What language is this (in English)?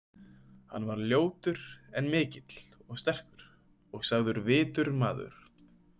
Icelandic